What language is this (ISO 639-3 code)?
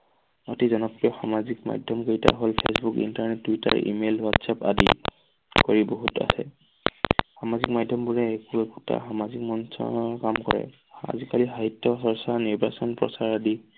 asm